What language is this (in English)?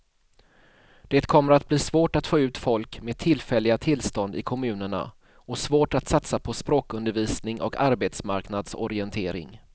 Swedish